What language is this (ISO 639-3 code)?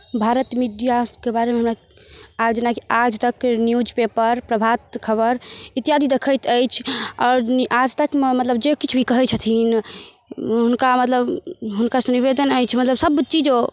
mai